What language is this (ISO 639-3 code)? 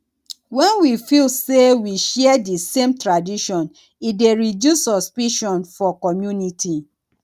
pcm